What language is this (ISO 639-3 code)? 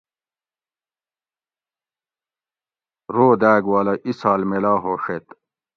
gwc